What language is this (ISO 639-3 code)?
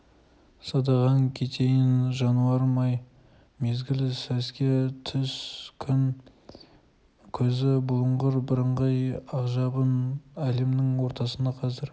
kaz